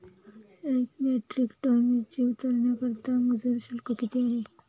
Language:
Marathi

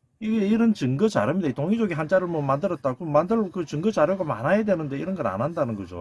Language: Korean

